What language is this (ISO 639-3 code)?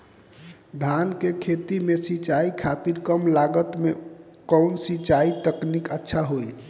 bho